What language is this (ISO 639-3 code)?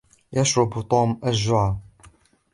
ara